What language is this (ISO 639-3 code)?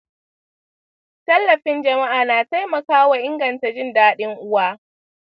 hau